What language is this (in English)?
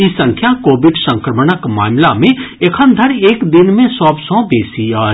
Maithili